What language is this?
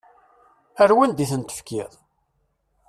Kabyle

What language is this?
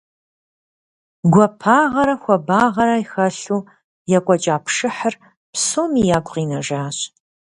Kabardian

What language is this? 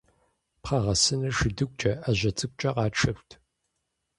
Kabardian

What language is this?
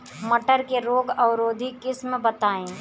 Bhojpuri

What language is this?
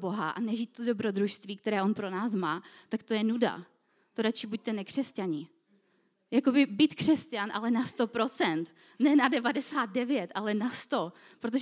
Czech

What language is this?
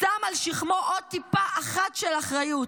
Hebrew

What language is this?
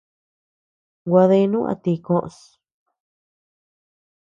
Tepeuxila Cuicatec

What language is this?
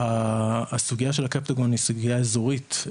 Hebrew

